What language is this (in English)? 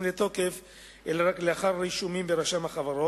Hebrew